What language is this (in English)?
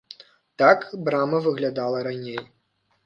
Belarusian